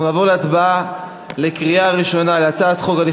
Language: Hebrew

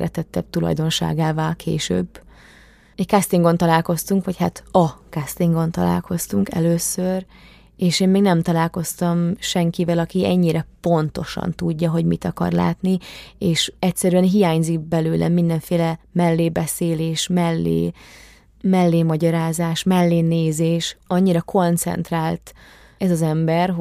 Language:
Hungarian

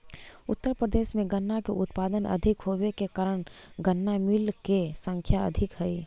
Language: Magahi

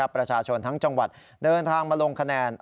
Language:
Thai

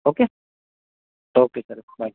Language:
Gujarati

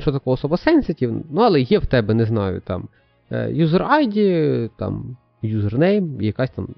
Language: Ukrainian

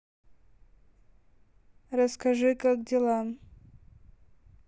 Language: Russian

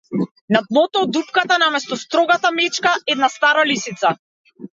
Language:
Macedonian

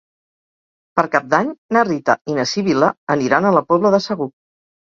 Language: Catalan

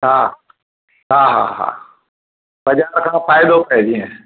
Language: Sindhi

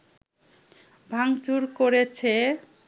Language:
Bangla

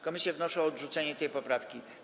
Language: Polish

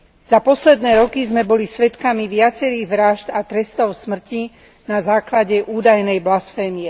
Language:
Slovak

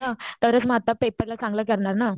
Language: Marathi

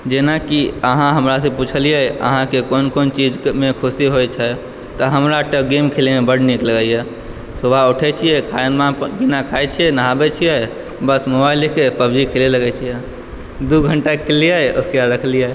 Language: Maithili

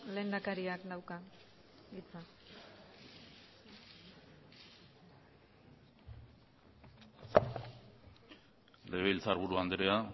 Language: Basque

